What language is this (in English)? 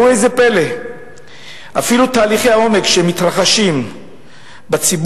Hebrew